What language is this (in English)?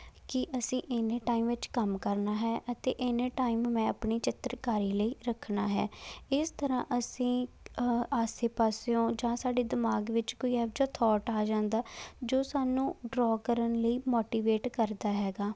Punjabi